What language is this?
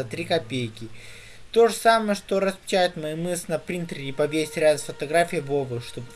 Russian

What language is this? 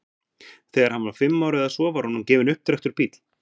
Icelandic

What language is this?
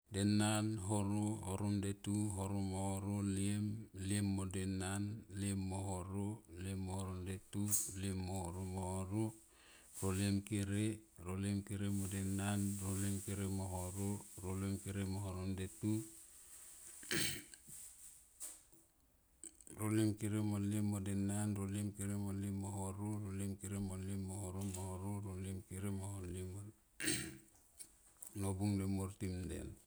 Tomoip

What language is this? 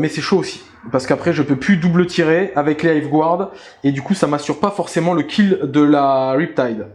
French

